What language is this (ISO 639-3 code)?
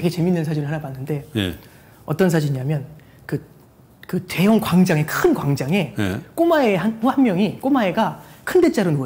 kor